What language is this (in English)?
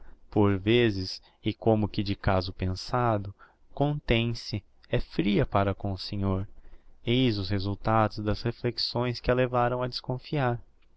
Portuguese